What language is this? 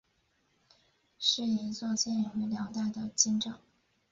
Chinese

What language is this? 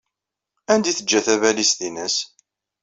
Kabyle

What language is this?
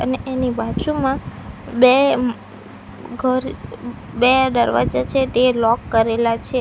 Gujarati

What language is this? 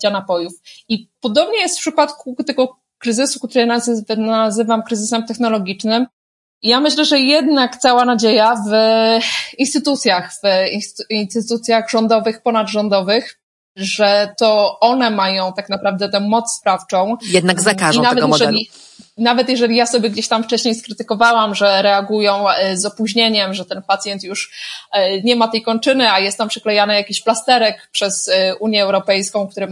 Polish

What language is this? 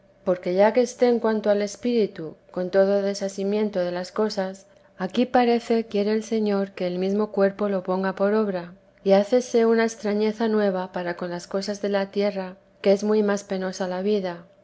Spanish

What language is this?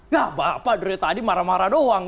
Indonesian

